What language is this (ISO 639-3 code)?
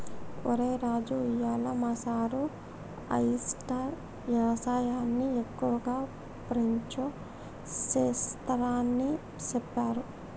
tel